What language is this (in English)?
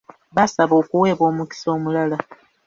Ganda